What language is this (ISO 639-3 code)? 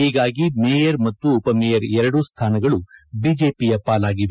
kan